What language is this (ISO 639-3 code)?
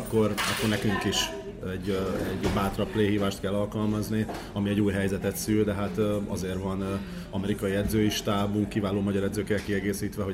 hun